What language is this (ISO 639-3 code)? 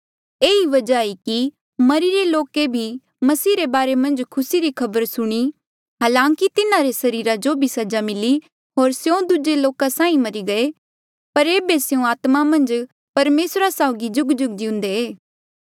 mjl